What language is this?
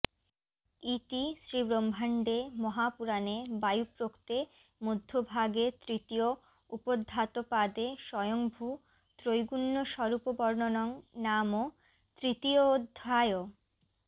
Bangla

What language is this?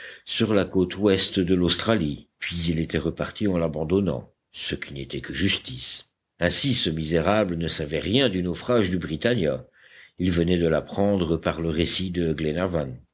French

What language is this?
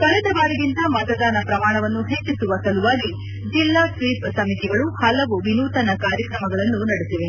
Kannada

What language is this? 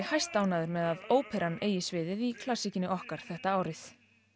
Icelandic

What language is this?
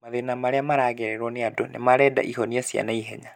Kikuyu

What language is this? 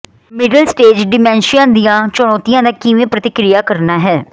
Punjabi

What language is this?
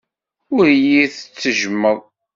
Kabyle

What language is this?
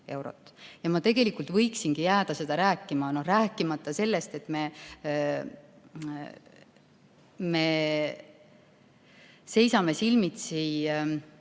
Estonian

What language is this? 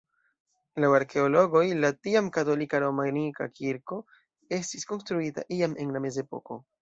Esperanto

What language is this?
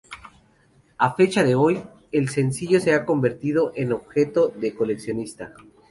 Spanish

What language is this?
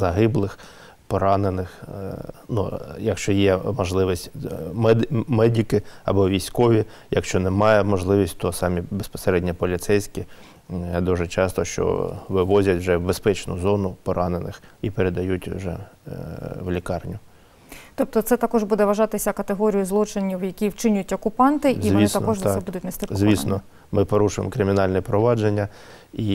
Ukrainian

